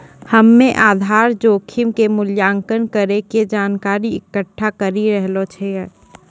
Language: Maithili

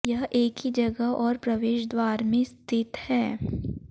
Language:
Hindi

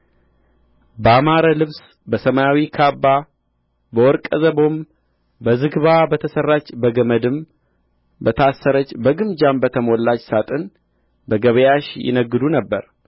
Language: Amharic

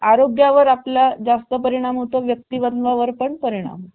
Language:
Marathi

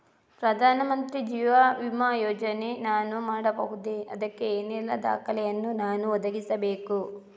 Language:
Kannada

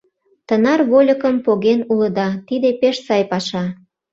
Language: Mari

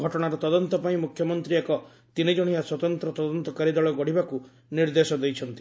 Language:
Odia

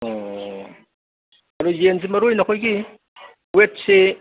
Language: Manipuri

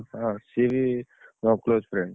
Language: Odia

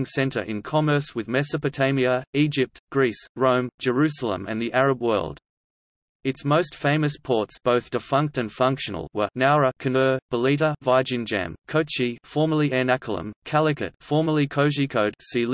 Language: English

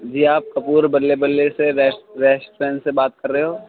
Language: Urdu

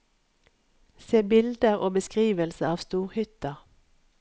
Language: Norwegian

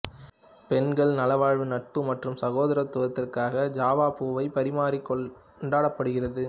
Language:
Tamil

